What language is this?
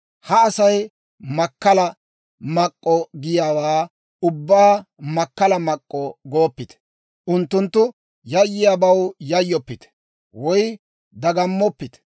Dawro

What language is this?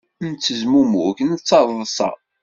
Kabyle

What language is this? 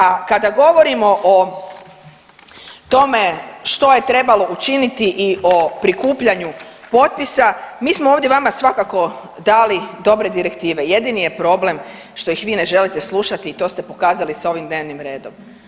Croatian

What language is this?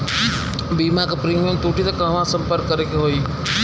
Bhojpuri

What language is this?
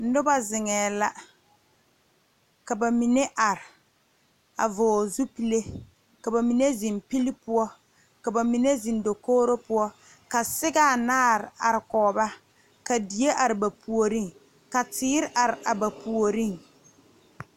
Southern Dagaare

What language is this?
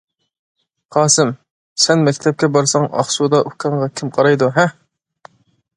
Uyghur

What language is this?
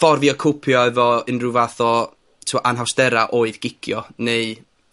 Welsh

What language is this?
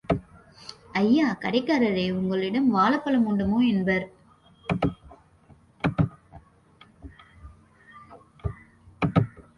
Tamil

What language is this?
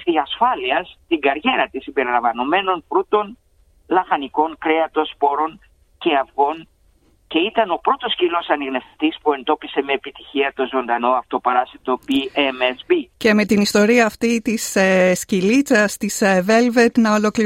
Greek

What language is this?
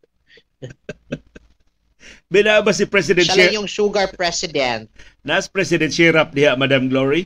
Filipino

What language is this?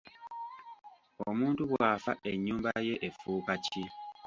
Ganda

